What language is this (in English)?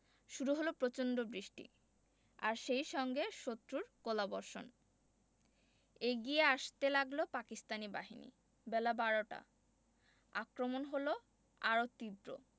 Bangla